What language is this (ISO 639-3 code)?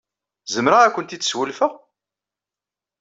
kab